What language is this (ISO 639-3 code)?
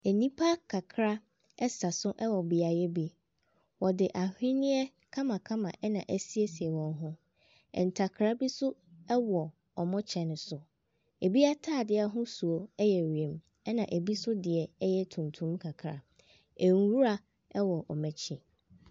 aka